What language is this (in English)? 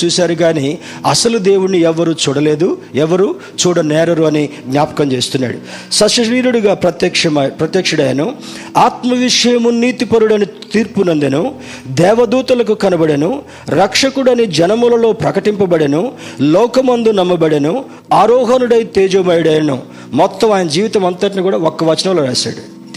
Telugu